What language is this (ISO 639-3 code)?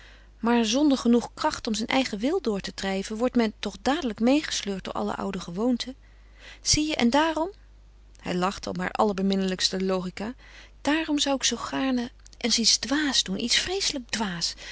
nld